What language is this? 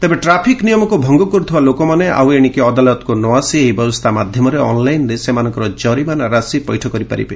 Odia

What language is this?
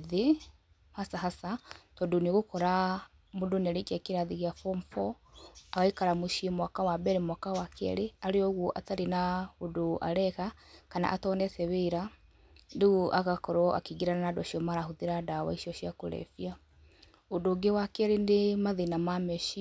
Kikuyu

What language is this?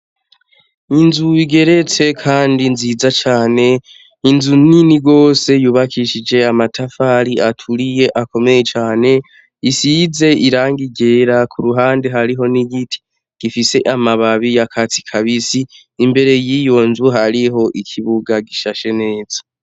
Rundi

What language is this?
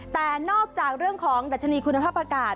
Thai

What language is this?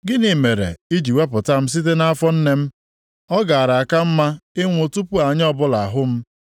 Igbo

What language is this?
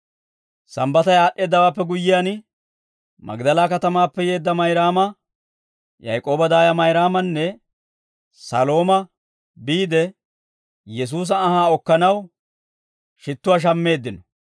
Dawro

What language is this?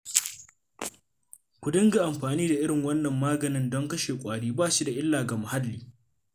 Hausa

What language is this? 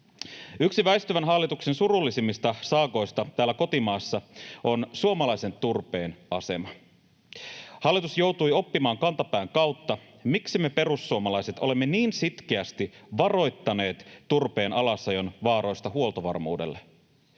Finnish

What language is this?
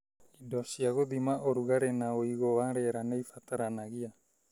Kikuyu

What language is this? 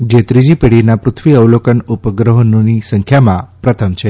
Gujarati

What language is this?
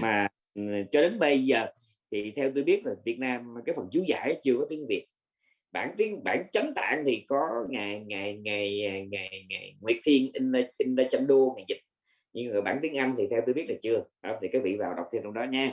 Vietnamese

